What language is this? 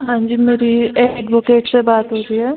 Hindi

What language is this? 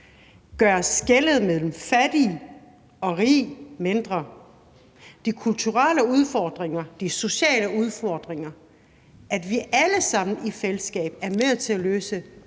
Danish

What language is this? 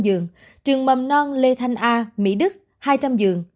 Vietnamese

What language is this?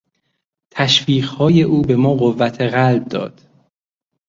Persian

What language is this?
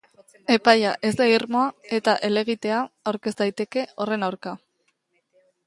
Basque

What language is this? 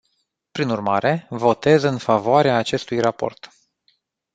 Romanian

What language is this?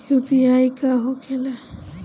Bhojpuri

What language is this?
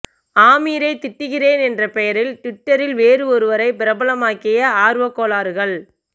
Tamil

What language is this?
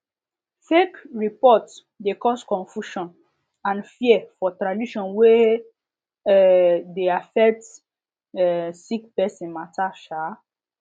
Nigerian Pidgin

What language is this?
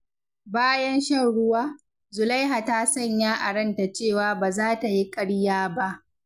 Hausa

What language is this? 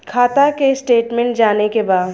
Bhojpuri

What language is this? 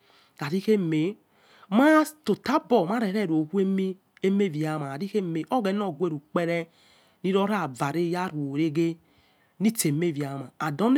Yekhee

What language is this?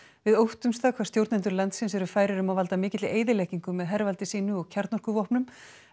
Icelandic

